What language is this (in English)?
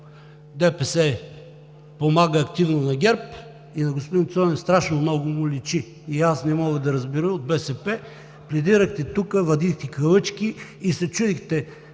Bulgarian